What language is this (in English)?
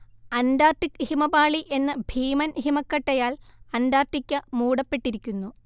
Malayalam